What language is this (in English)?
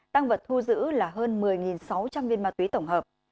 Vietnamese